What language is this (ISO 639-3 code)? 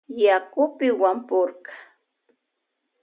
qvj